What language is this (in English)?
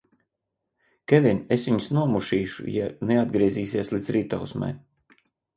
Latvian